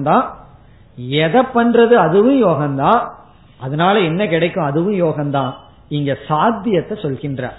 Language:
Tamil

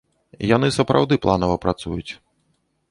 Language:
Belarusian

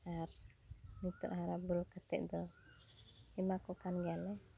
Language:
Santali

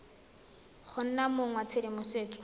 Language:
Tswana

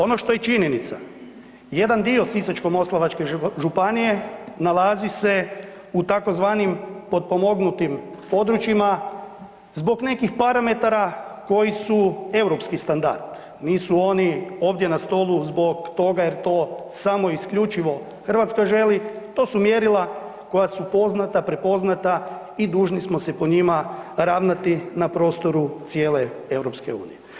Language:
Croatian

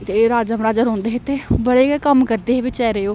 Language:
Dogri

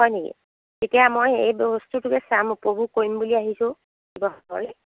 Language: Assamese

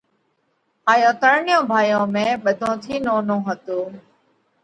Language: Parkari Koli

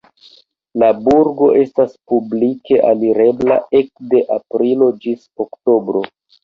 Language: Esperanto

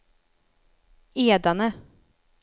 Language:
Swedish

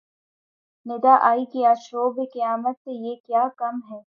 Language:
Urdu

